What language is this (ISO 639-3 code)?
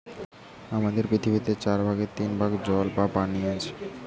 ben